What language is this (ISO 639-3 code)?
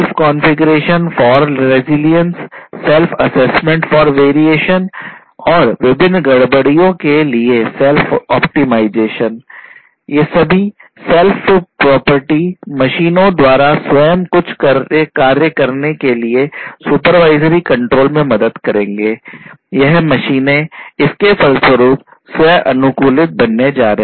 hin